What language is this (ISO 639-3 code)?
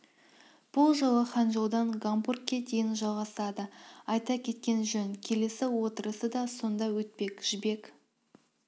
kaz